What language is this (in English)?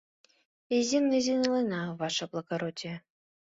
Mari